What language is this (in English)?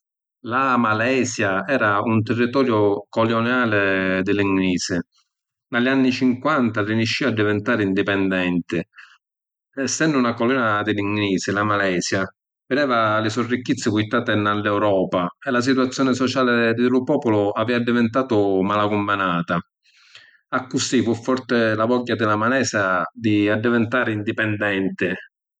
Sicilian